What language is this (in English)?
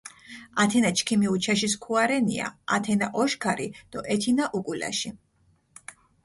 Mingrelian